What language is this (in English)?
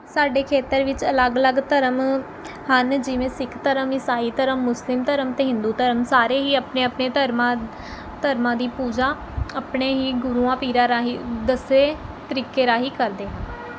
Punjabi